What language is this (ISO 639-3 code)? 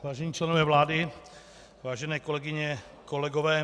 ces